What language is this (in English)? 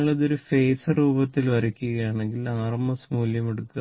Malayalam